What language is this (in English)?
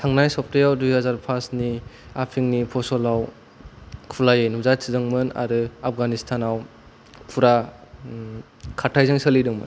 Bodo